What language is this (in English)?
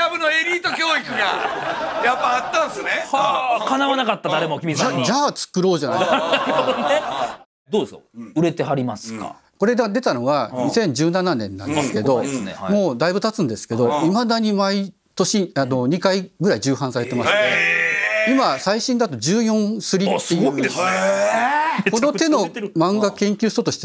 Japanese